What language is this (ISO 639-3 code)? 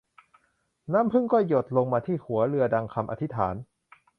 tha